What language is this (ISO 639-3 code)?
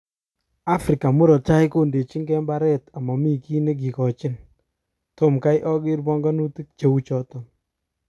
kln